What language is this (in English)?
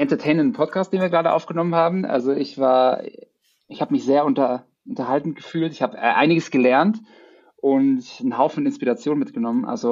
German